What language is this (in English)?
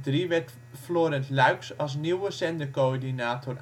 Dutch